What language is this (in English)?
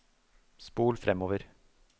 Norwegian